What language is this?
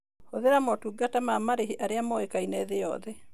Kikuyu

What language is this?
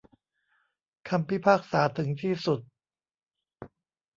Thai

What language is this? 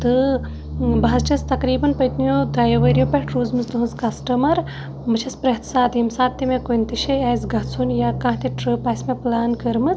Kashmiri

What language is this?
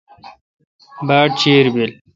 Kalkoti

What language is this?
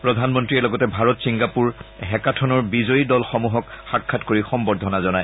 Assamese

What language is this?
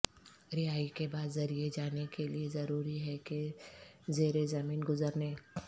Urdu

